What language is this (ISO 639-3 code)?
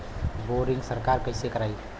bho